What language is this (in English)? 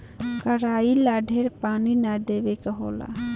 Bhojpuri